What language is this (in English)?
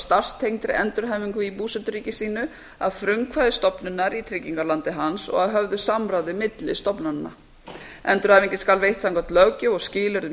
Icelandic